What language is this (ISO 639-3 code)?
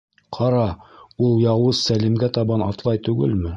bak